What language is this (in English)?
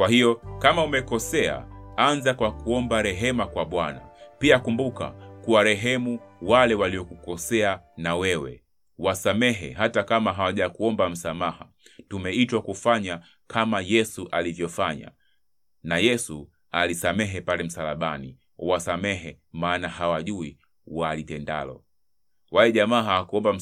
Swahili